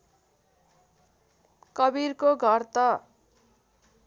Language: Nepali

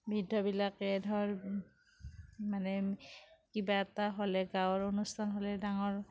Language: Assamese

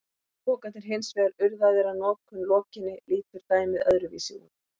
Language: Icelandic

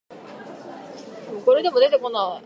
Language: Japanese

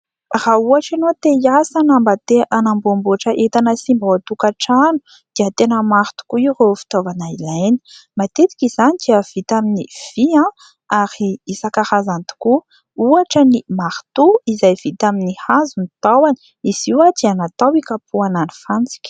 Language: Malagasy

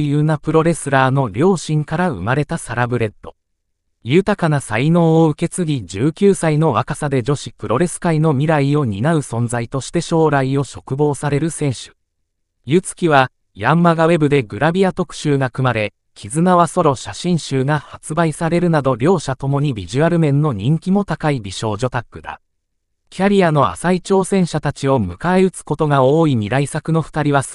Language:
Japanese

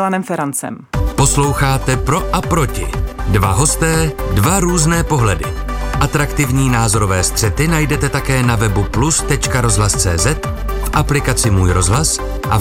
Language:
Czech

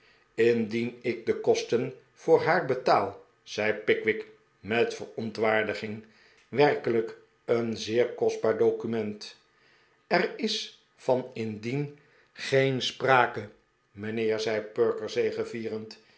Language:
Dutch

